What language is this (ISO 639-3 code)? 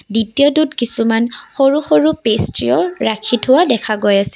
asm